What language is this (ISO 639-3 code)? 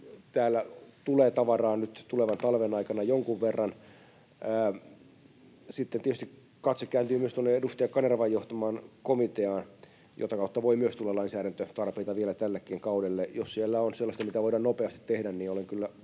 fin